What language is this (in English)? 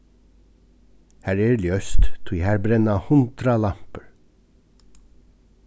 Faroese